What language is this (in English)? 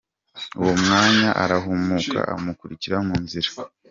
Kinyarwanda